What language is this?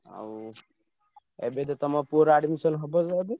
Odia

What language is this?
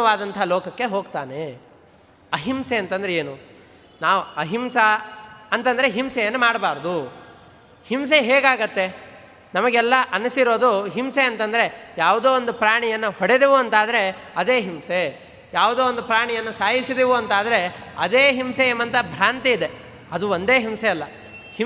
Kannada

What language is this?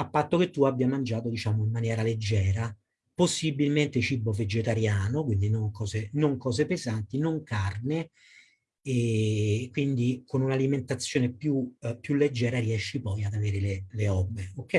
Italian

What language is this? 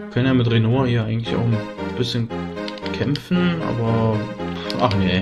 German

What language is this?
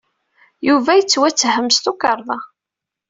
Kabyle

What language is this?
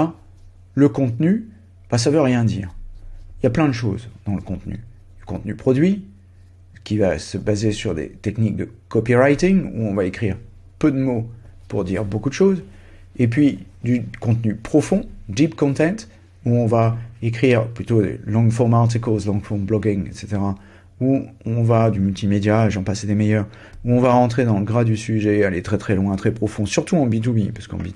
French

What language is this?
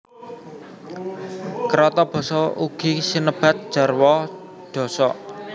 Javanese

